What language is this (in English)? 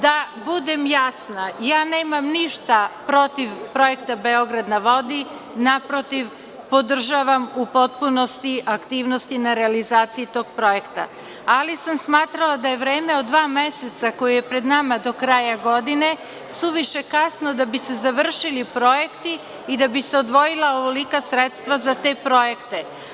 Serbian